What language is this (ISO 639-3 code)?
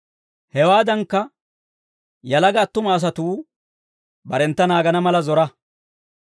dwr